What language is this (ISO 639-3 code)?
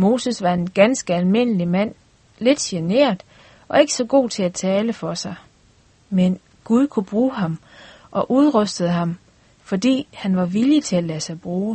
dan